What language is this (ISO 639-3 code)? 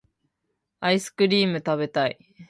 jpn